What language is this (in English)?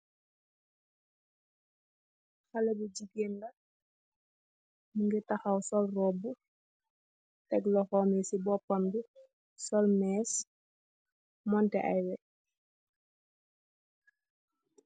Wolof